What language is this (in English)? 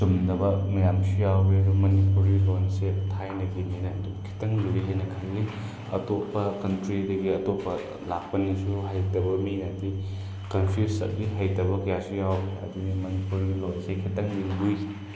Manipuri